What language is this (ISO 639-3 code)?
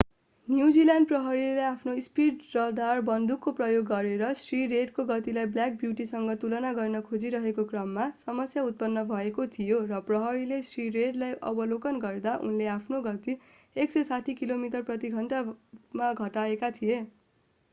nep